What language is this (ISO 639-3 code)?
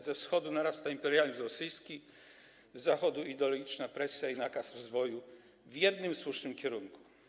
pol